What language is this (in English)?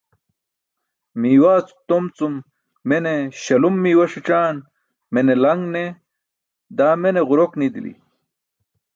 Burushaski